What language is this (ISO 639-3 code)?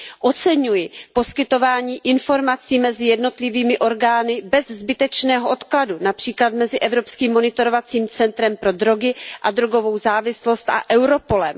ces